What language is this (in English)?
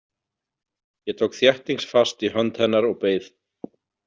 Icelandic